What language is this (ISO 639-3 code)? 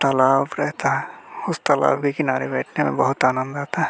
hin